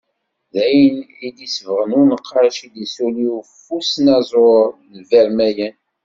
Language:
Kabyle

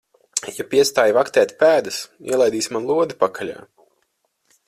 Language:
Latvian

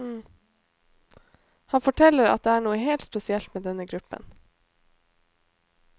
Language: Norwegian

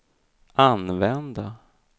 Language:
Swedish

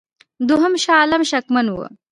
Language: Pashto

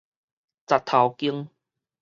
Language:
Min Nan Chinese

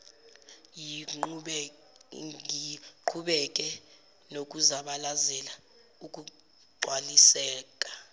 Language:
Zulu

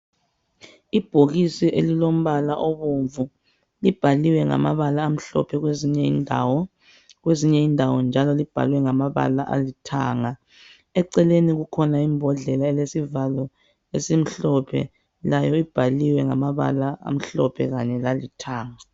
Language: North Ndebele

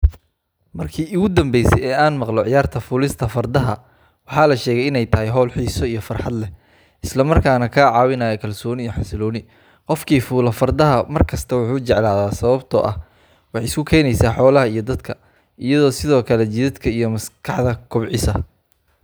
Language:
Somali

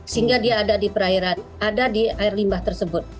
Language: Indonesian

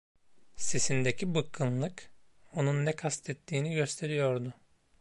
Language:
Turkish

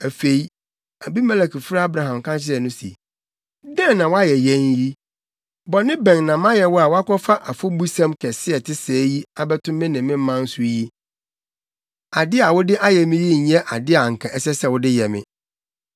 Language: Akan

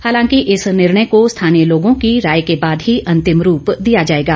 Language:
Hindi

